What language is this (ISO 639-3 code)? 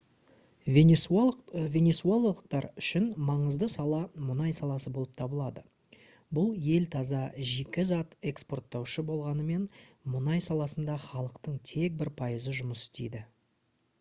kaz